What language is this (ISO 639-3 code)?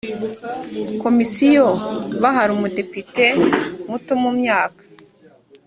kin